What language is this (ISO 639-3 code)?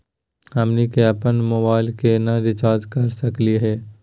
mag